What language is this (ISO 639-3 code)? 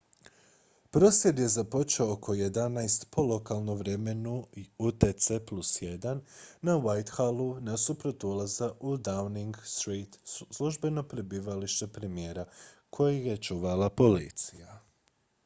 hrv